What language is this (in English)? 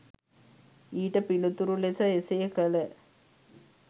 Sinhala